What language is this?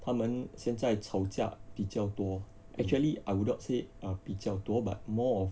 English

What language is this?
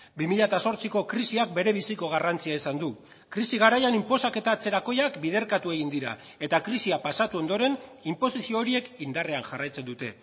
Basque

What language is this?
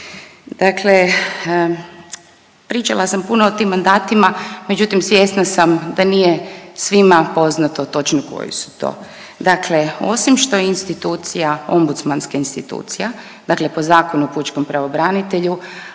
Croatian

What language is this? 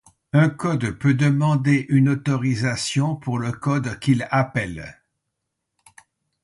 French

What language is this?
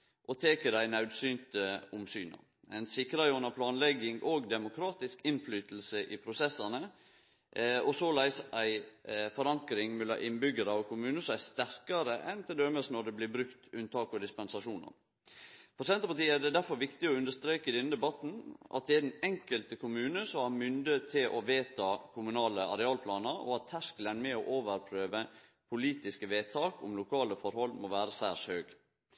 Norwegian Nynorsk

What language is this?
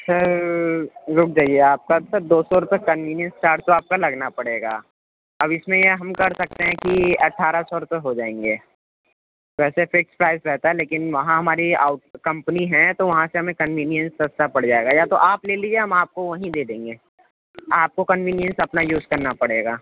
Urdu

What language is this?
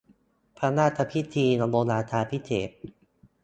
Thai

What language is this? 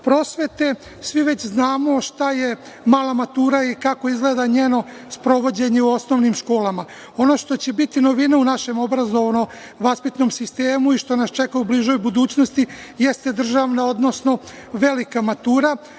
Serbian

